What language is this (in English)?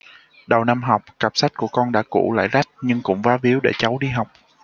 Vietnamese